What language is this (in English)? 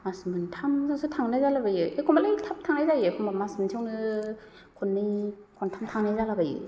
Bodo